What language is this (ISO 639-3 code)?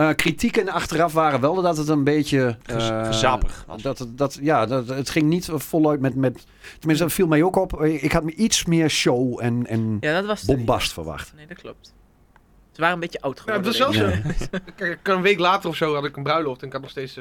nld